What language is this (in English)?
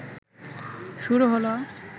Bangla